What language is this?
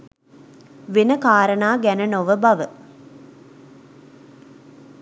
Sinhala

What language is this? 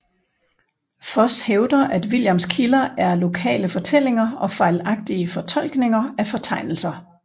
Danish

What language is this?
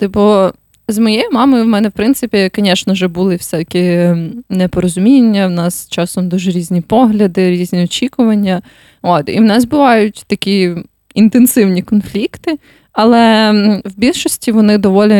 Ukrainian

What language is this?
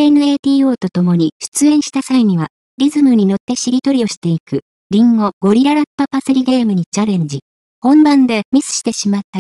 Japanese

